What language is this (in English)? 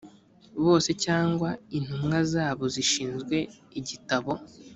Kinyarwanda